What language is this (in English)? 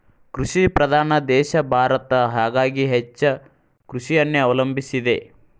Kannada